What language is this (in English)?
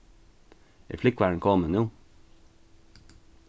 Faroese